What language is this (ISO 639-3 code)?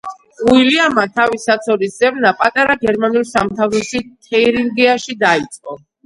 kat